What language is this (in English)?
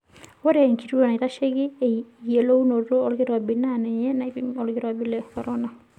Masai